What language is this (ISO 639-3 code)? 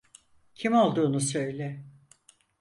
tur